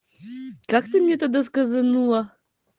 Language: Russian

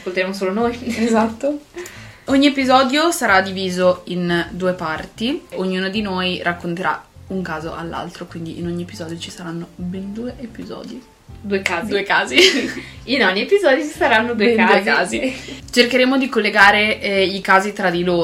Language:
Italian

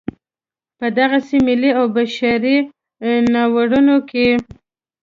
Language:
Pashto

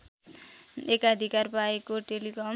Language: Nepali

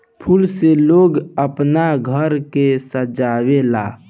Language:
Bhojpuri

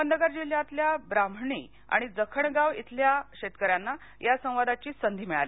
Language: Marathi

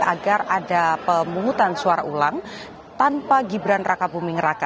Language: Indonesian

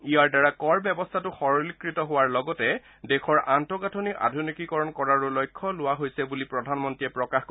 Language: Assamese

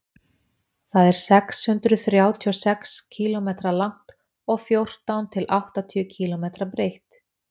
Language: Icelandic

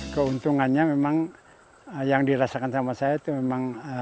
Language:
Indonesian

